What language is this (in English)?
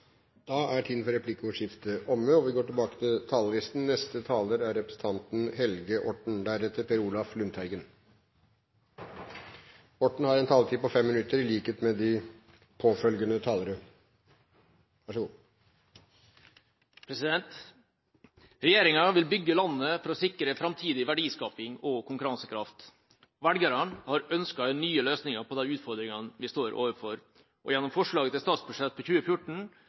Norwegian